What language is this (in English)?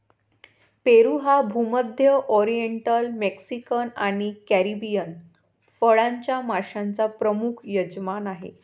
Marathi